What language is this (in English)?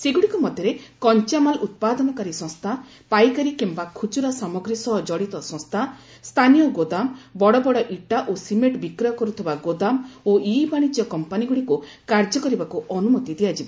Odia